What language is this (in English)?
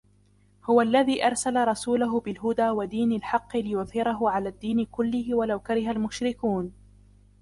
Arabic